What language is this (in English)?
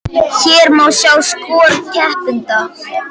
Icelandic